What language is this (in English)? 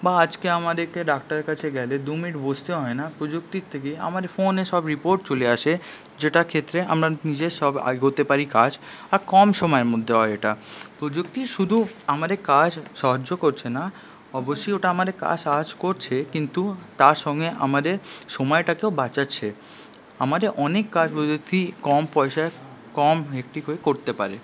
Bangla